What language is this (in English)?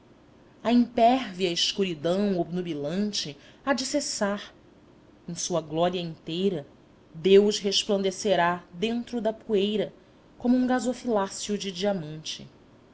Portuguese